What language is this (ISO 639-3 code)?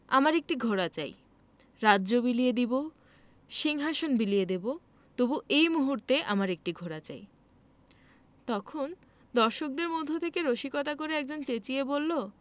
ben